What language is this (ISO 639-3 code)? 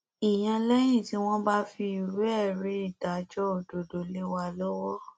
yor